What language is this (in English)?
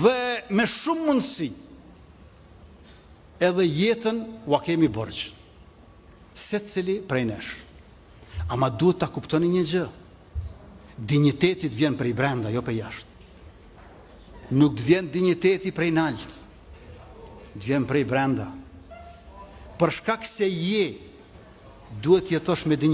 Russian